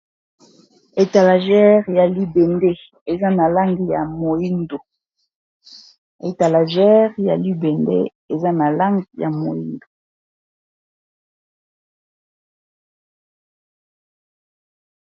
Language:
Lingala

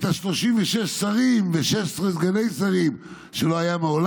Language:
Hebrew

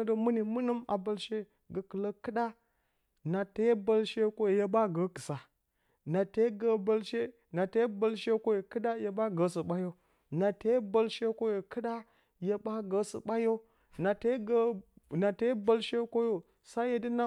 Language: Bacama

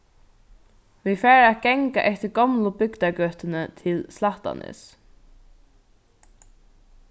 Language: Faroese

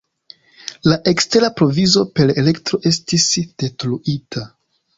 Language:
Esperanto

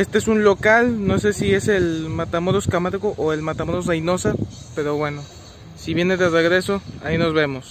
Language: Spanish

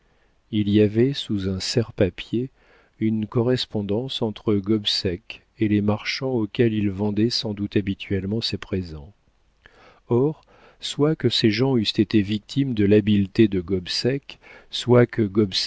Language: French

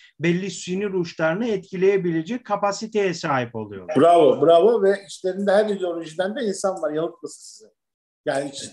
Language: Turkish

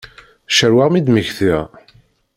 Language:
Kabyle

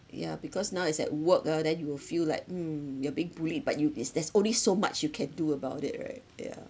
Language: English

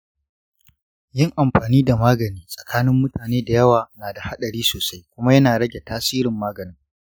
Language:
Hausa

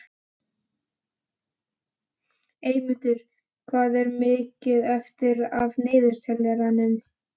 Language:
Icelandic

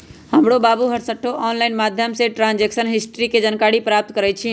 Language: Magahi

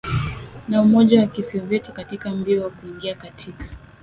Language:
Swahili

